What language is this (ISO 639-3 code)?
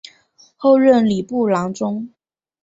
zho